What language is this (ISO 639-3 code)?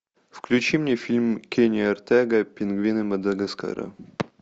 rus